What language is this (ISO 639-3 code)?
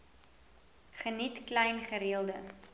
afr